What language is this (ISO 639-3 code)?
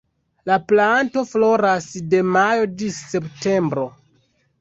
epo